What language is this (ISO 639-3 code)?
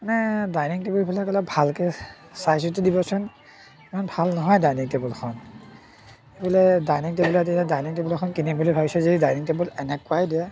asm